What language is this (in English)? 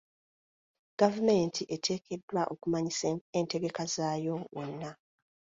Ganda